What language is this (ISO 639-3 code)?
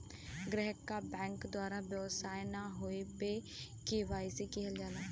bho